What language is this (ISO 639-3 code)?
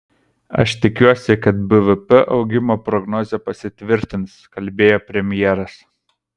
lit